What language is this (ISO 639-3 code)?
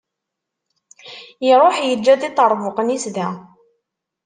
kab